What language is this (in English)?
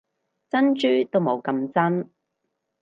Cantonese